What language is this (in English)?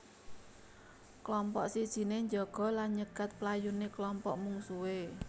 Javanese